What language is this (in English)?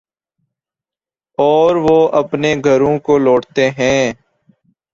Urdu